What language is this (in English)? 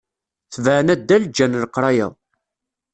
Kabyle